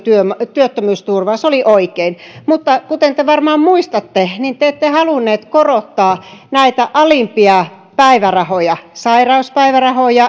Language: Finnish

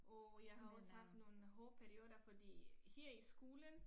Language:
Danish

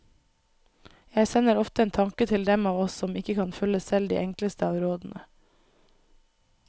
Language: Norwegian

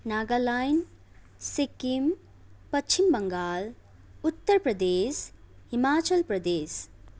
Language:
Nepali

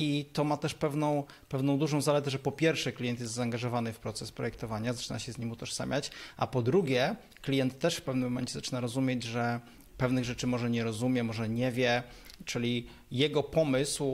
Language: Polish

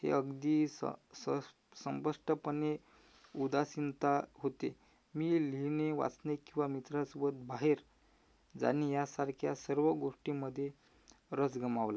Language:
Marathi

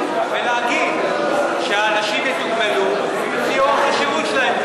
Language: Hebrew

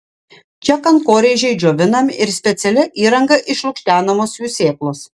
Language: Lithuanian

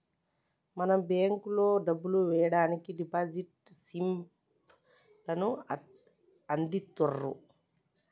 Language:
Telugu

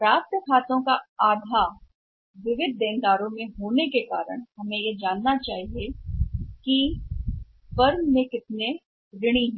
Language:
Hindi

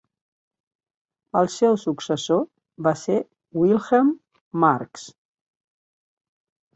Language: Catalan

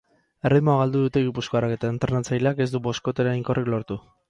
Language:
Basque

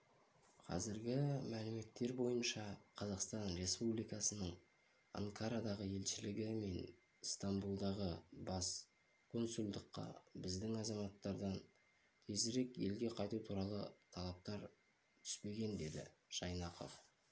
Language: Kazakh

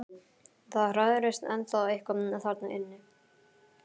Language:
Icelandic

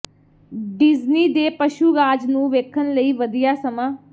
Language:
Punjabi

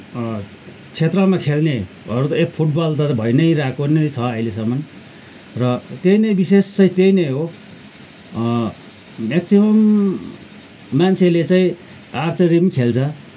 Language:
Nepali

